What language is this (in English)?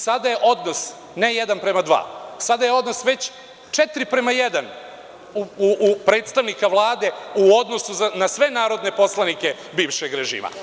Serbian